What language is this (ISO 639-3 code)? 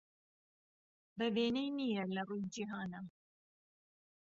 ckb